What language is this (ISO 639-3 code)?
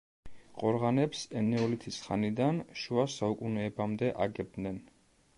kat